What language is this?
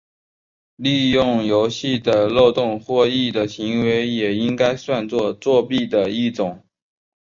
Chinese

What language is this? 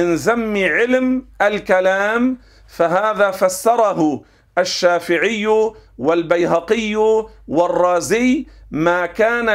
Arabic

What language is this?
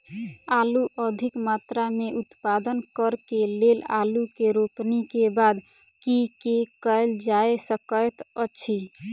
Maithili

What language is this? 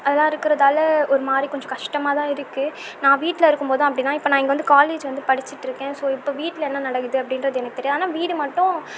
Tamil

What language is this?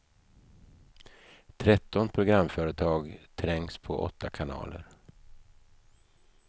Swedish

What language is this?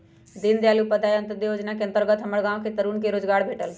Magahi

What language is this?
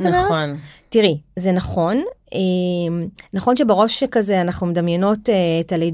Hebrew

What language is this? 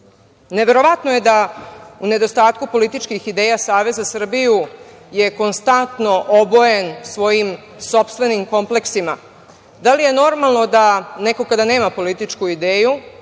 Serbian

